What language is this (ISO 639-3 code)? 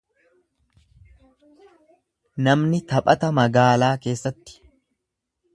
orm